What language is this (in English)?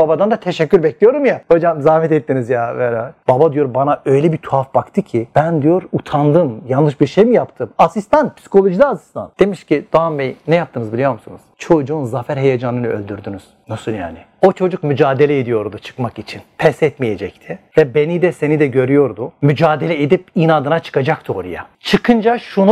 Turkish